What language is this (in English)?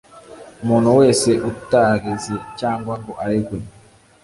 Kinyarwanda